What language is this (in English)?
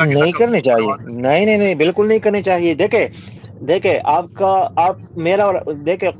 Urdu